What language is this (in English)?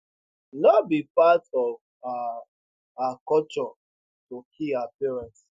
Nigerian Pidgin